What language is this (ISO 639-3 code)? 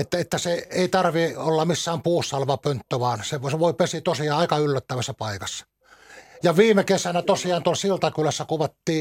fin